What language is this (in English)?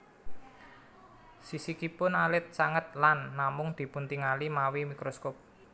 Javanese